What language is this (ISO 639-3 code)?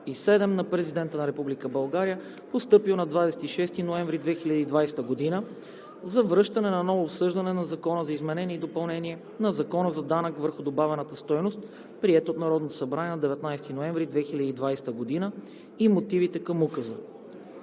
bul